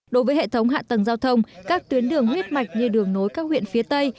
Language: Vietnamese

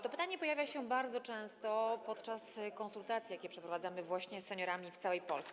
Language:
Polish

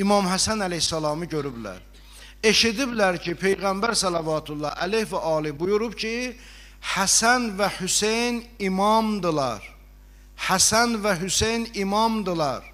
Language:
Turkish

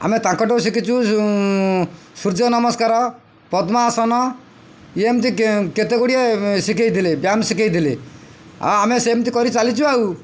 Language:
Odia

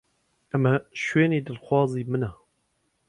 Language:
Central Kurdish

